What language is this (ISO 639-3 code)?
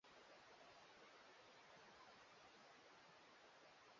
swa